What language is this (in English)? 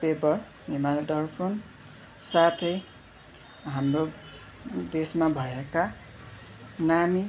Nepali